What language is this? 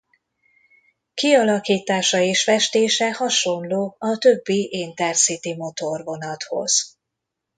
Hungarian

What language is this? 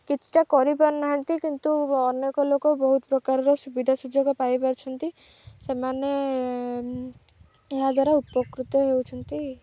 Odia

